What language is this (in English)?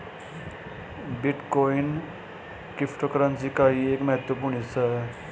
Hindi